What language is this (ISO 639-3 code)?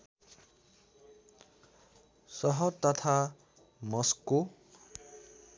nep